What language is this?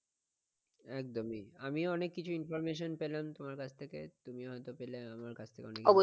Bangla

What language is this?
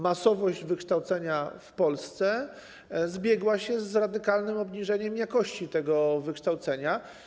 Polish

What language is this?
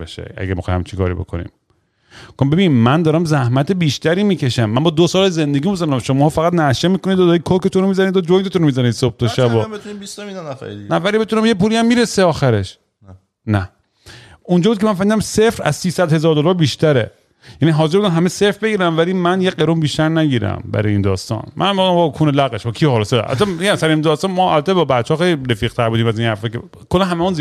Persian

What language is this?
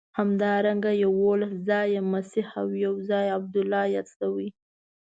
Pashto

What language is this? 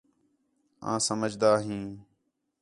Khetrani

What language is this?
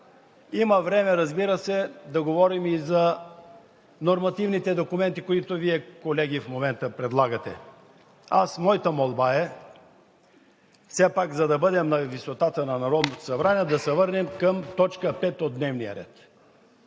Bulgarian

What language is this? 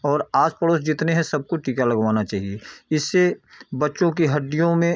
Hindi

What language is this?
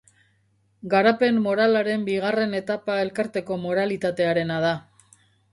Basque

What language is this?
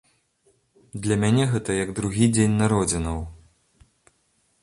Belarusian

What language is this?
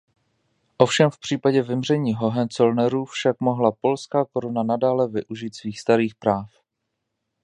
Czech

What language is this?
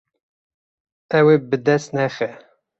Kurdish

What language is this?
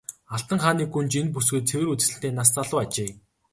Mongolian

